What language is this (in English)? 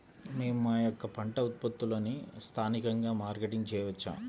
Telugu